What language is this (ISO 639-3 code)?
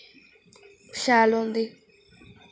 doi